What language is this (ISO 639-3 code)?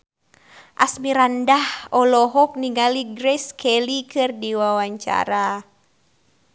sun